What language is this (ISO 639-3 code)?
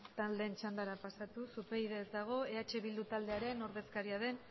eus